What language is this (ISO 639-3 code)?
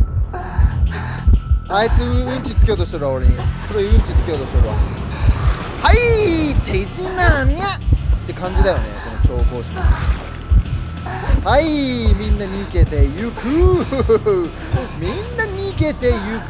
jpn